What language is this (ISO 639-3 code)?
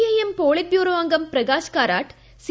mal